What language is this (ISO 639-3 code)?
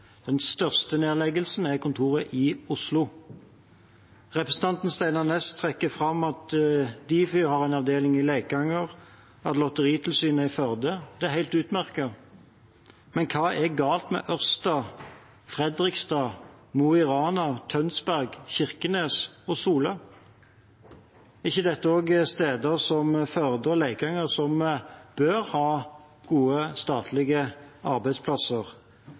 nno